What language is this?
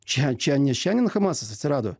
Lithuanian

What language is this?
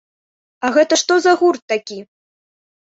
Belarusian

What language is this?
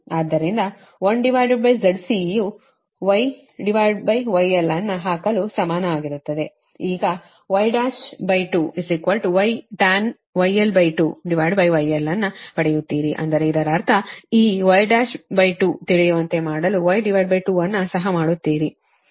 Kannada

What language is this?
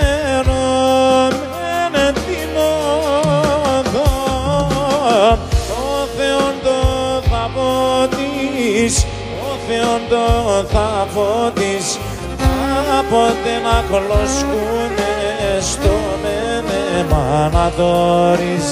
Greek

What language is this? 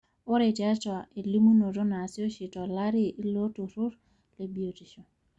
Masai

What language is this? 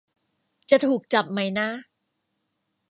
Thai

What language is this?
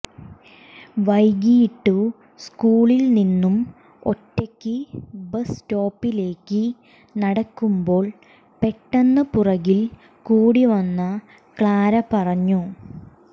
Malayalam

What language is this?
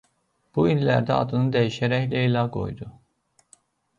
Azerbaijani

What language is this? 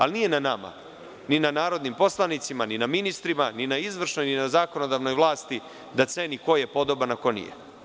Serbian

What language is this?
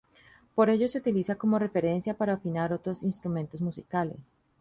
Spanish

